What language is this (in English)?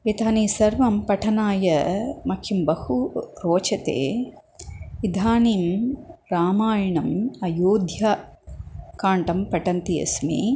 Sanskrit